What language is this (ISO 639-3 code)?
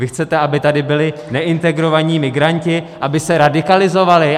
ces